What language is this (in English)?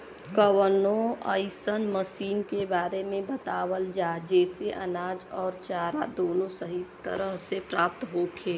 Bhojpuri